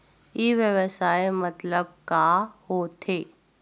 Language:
Chhattisgarhi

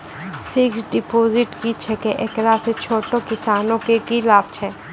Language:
Maithili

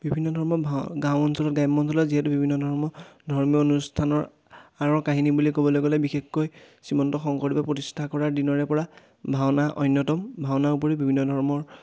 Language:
Assamese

